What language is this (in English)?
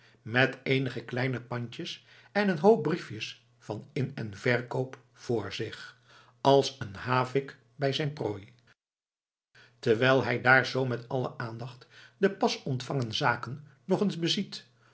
Dutch